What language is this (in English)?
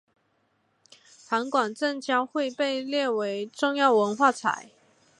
Chinese